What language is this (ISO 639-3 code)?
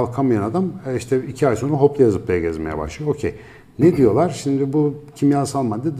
tur